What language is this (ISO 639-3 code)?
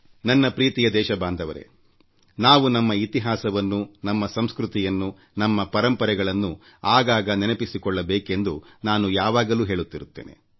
kan